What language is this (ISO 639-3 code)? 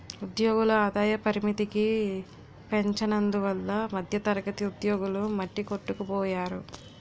tel